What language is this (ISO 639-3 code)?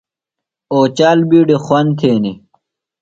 phl